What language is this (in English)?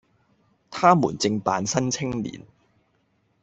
Cantonese